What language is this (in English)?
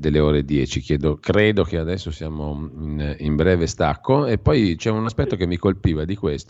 Italian